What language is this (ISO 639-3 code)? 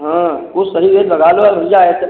hin